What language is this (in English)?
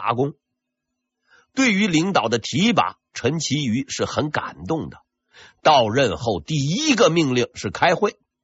Chinese